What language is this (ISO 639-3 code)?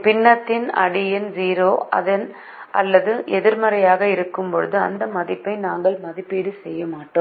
tam